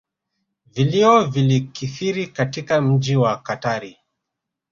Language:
Swahili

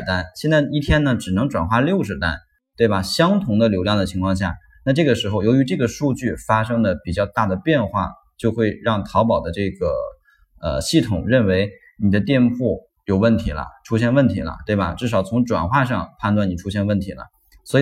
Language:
Chinese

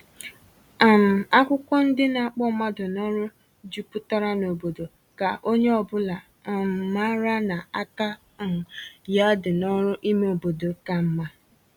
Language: Igbo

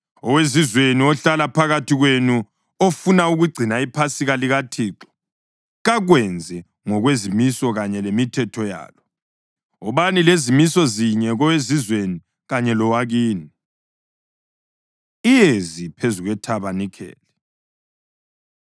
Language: North Ndebele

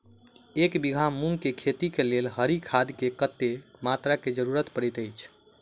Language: Maithili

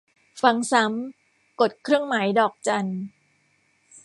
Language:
Thai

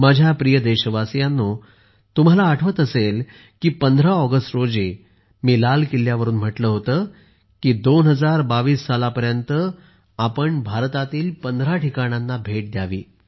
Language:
Marathi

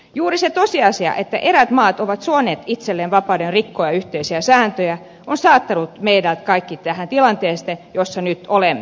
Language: Finnish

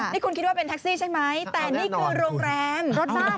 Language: Thai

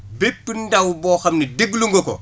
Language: Wolof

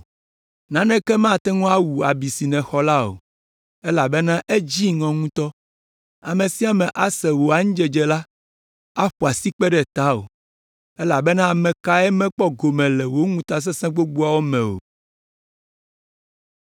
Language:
Ewe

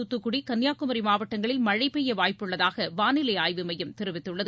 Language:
Tamil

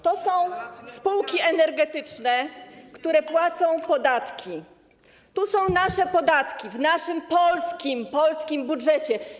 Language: Polish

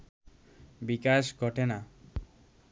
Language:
Bangla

